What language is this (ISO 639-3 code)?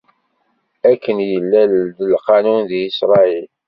kab